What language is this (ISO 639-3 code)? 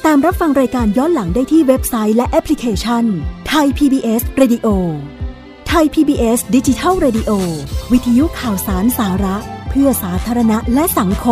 tha